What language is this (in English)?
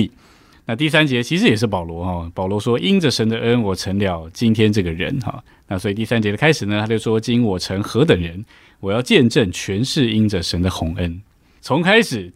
Chinese